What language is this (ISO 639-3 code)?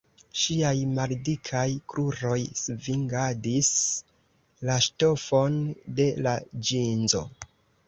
epo